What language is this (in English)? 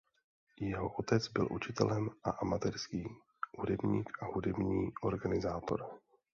Czech